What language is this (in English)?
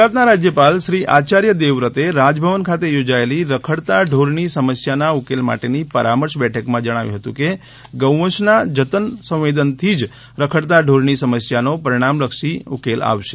Gujarati